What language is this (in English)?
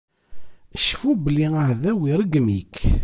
Kabyle